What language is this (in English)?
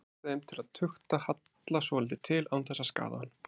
Icelandic